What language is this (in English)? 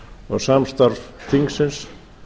Icelandic